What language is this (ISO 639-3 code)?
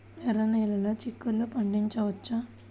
tel